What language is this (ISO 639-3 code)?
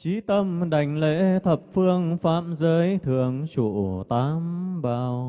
vie